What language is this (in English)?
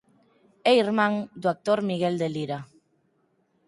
Galician